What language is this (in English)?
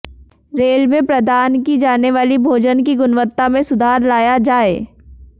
Hindi